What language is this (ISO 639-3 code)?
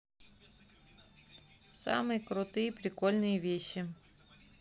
rus